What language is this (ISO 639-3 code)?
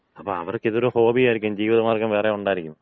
mal